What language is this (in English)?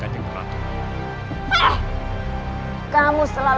Indonesian